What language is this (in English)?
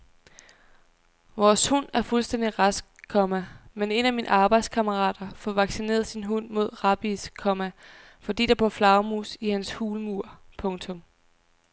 Danish